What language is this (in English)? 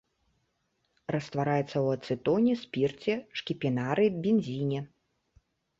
Belarusian